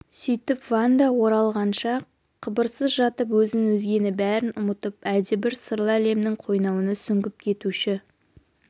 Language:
Kazakh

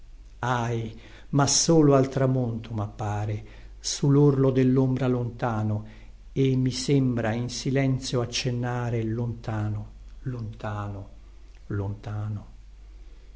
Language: Italian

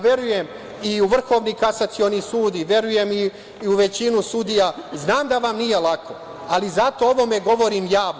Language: Serbian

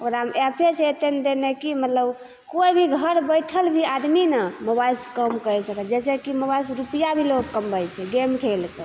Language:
Maithili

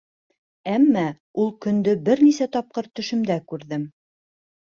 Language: Bashkir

